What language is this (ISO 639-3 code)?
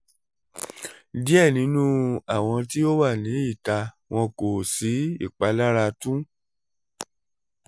yor